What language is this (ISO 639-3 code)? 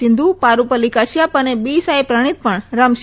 guj